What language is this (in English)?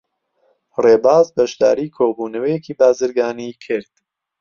Central Kurdish